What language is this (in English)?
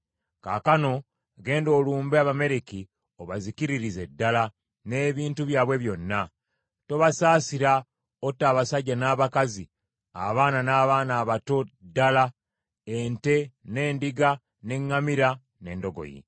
Ganda